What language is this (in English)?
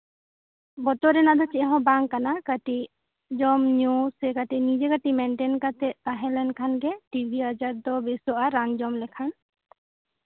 Santali